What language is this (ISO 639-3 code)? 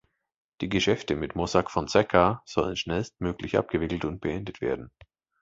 deu